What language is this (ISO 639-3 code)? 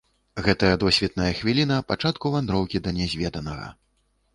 bel